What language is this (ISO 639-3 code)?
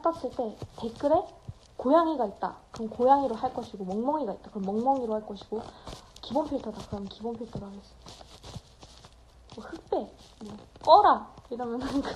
kor